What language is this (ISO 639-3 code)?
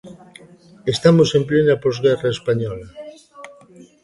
glg